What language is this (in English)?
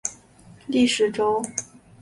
Chinese